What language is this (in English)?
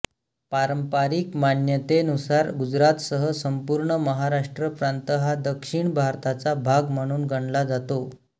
Marathi